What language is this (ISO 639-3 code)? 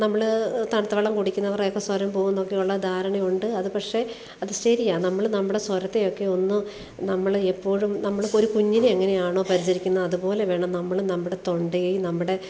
mal